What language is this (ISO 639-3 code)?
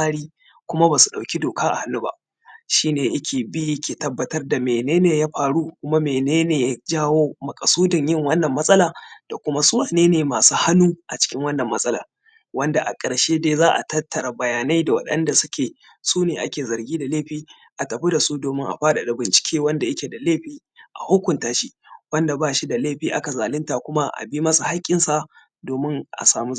hau